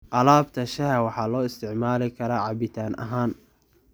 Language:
Somali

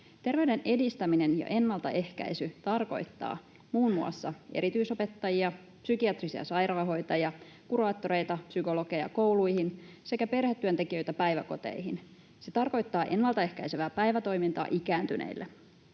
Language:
Finnish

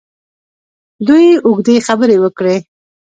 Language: Pashto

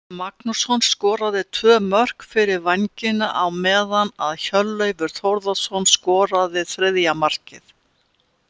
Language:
Icelandic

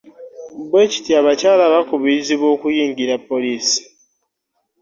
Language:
Ganda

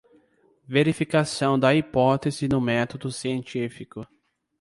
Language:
Portuguese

